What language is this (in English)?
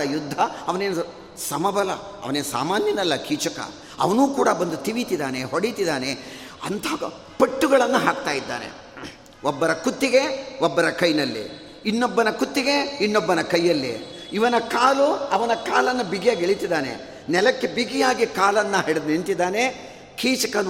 Kannada